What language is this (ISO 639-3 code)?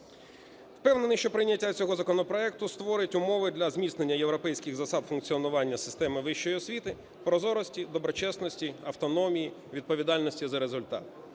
ukr